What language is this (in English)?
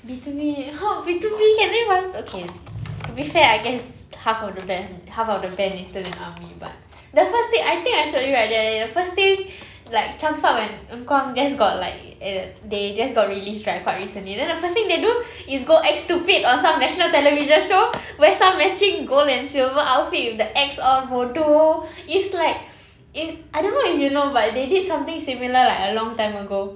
English